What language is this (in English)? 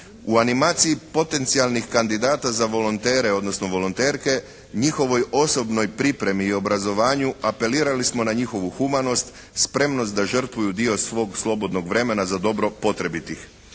Croatian